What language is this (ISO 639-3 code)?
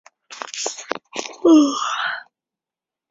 zho